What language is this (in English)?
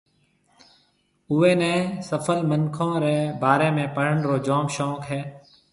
Marwari (Pakistan)